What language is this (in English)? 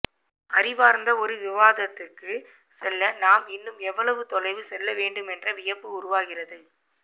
Tamil